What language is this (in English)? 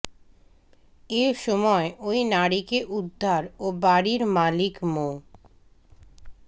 Bangla